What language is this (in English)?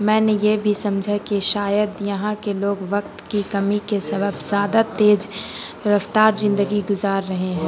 Urdu